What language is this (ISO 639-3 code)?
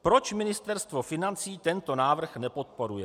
ces